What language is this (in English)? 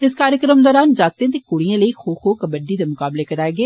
Dogri